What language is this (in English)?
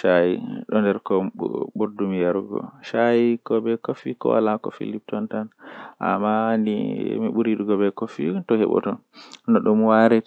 Western Niger Fulfulde